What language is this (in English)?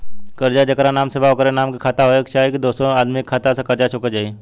Bhojpuri